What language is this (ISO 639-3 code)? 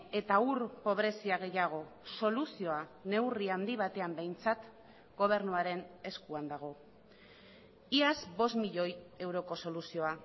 eus